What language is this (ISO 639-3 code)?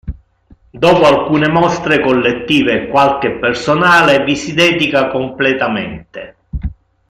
ita